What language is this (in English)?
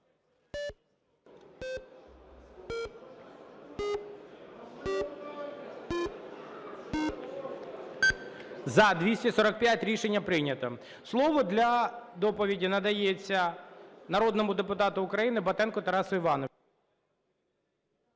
Ukrainian